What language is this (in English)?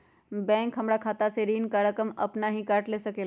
Magahi